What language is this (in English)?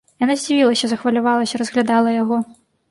Belarusian